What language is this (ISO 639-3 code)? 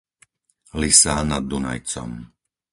slk